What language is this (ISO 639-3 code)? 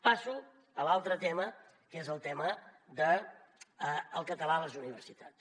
cat